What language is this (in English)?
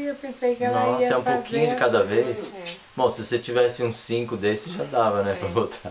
Portuguese